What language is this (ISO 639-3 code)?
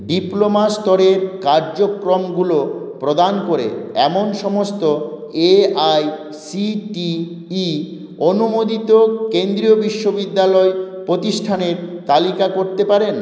ben